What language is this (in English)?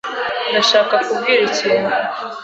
Kinyarwanda